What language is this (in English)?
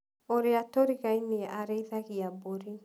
Kikuyu